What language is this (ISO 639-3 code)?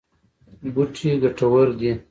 pus